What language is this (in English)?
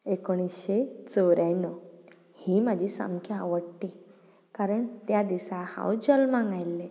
Konkani